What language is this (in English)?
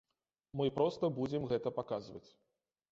Belarusian